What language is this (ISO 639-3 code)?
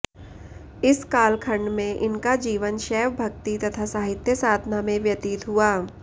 san